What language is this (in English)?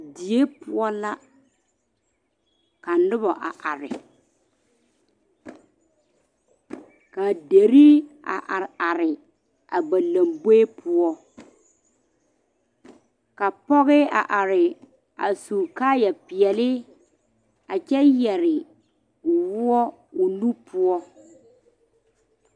Southern Dagaare